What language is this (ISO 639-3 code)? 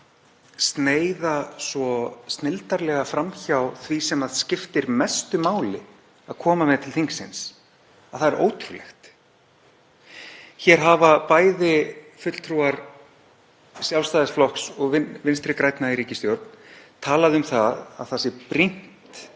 isl